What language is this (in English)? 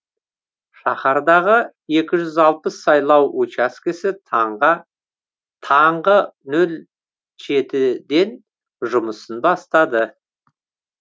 Kazakh